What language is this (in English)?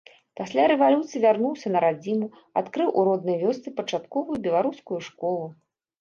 Belarusian